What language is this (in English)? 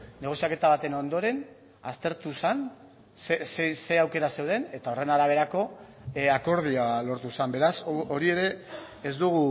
Basque